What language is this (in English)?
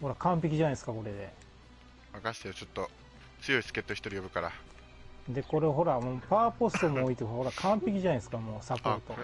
Japanese